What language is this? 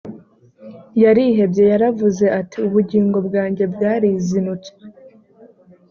Kinyarwanda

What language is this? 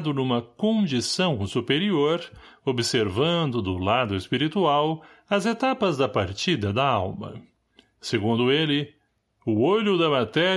Portuguese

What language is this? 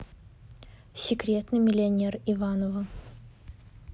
Russian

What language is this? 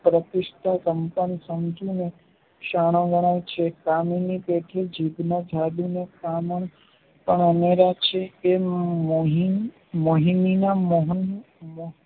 Gujarati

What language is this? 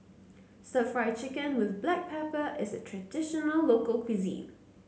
English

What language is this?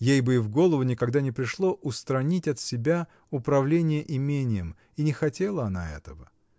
Russian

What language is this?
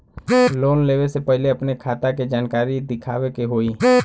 Bhojpuri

